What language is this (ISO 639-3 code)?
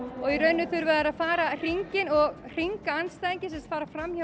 isl